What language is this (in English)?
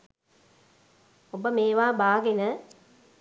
Sinhala